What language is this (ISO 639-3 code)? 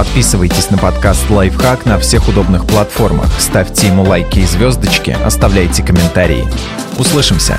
rus